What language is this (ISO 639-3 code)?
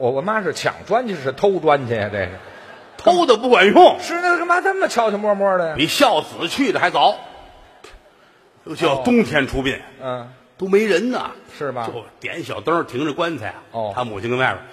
zho